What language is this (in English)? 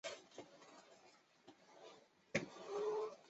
Chinese